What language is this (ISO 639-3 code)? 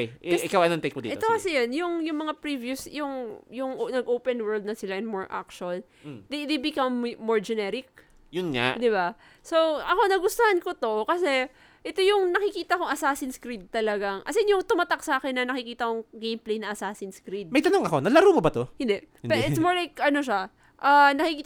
fil